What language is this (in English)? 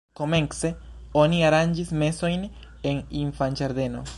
Esperanto